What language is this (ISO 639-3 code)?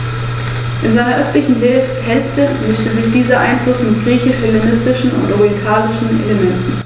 deu